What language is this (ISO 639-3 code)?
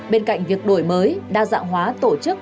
vie